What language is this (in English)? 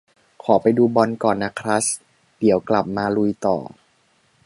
Thai